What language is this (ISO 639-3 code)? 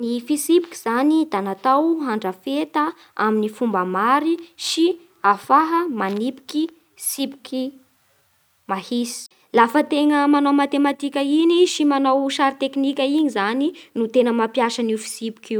bhr